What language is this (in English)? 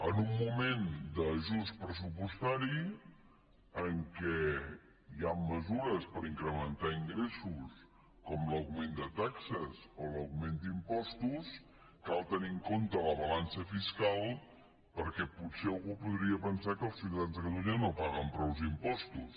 Catalan